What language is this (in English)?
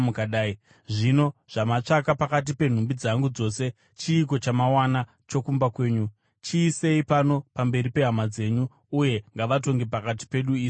Shona